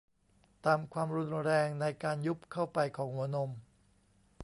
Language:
Thai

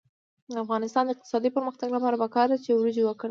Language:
Pashto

